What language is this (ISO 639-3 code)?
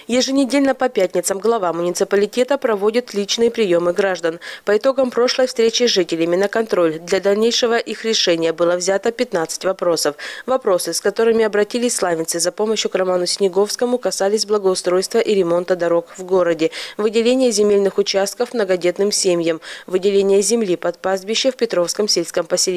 rus